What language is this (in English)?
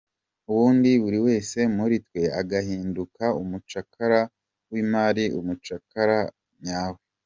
Kinyarwanda